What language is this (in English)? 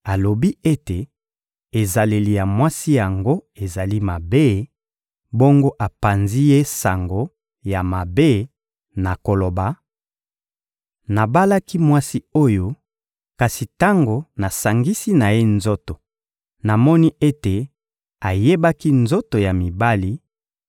Lingala